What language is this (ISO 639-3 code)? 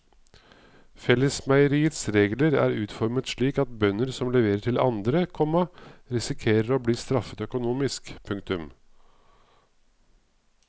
nor